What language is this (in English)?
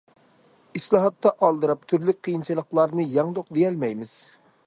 Uyghur